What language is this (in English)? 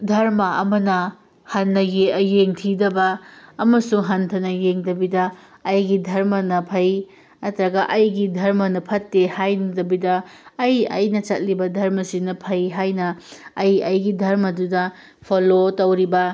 Manipuri